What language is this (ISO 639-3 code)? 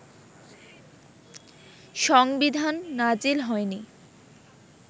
ben